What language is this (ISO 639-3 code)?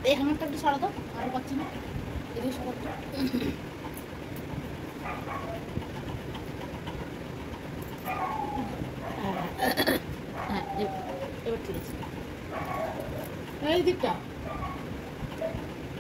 ben